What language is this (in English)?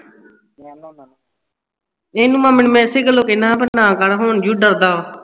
Punjabi